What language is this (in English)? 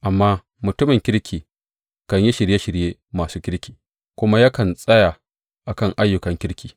Hausa